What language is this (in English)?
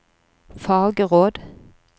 Norwegian